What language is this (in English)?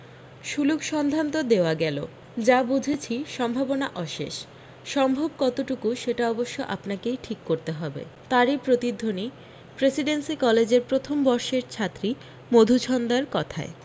Bangla